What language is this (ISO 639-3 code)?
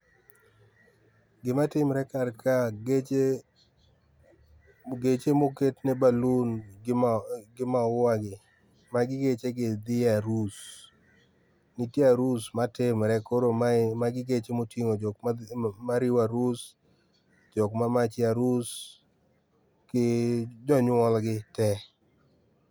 luo